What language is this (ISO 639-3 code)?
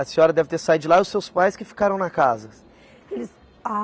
por